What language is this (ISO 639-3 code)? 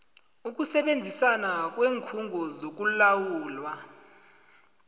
nbl